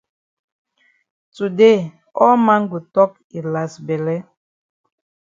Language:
Cameroon Pidgin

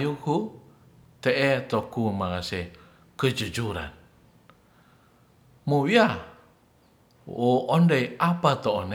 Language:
Ratahan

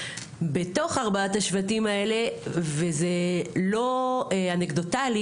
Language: Hebrew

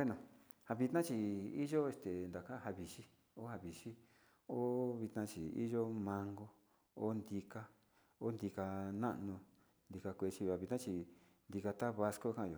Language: Sinicahua Mixtec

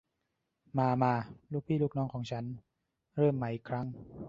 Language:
Thai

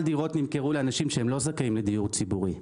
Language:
Hebrew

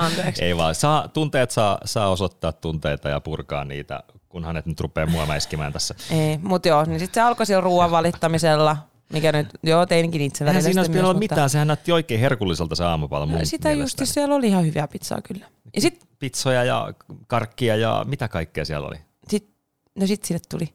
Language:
Finnish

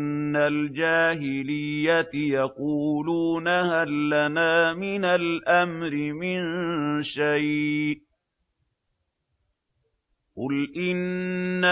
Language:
Arabic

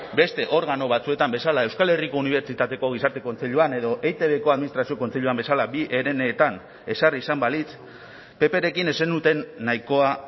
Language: Basque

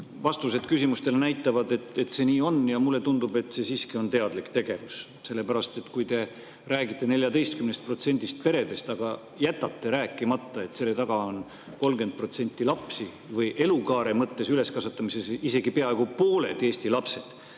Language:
Estonian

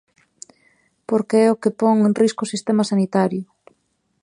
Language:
Galician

